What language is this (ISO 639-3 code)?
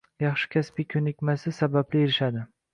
uzb